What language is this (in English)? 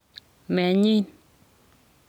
Kalenjin